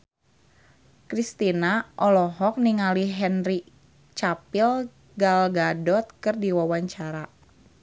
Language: Sundanese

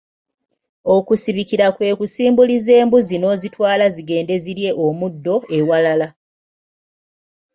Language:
Ganda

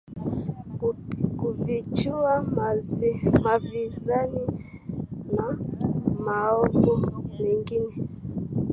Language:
Swahili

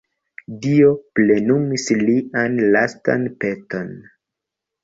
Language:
Esperanto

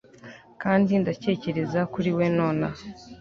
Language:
Kinyarwanda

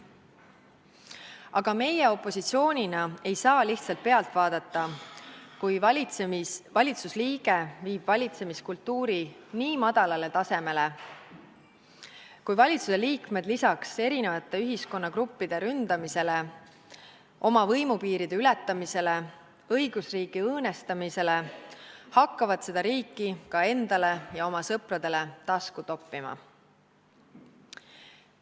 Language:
Estonian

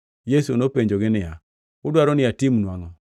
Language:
Luo (Kenya and Tanzania)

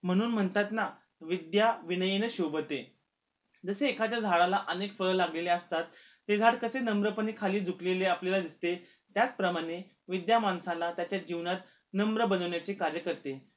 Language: Marathi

